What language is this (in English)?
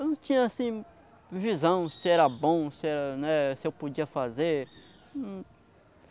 Portuguese